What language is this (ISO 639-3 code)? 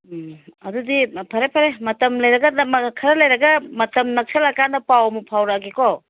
mni